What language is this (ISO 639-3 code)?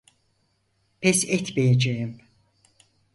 tur